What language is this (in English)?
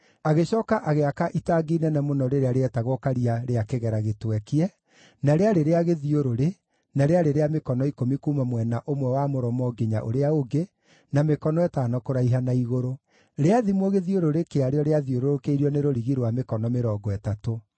Kikuyu